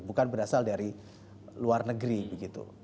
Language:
Indonesian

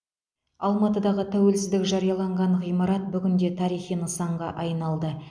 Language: Kazakh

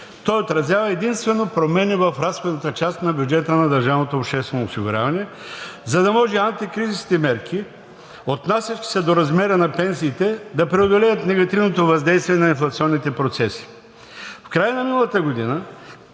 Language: Bulgarian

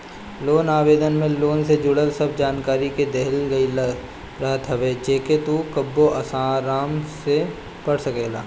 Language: Bhojpuri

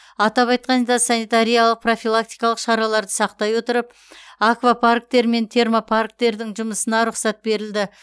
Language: Kazakh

